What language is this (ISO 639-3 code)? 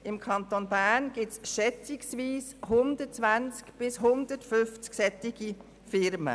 gsw